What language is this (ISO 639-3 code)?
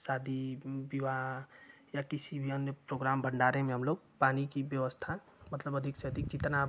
hin